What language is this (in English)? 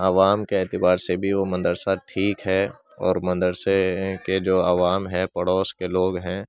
Urdu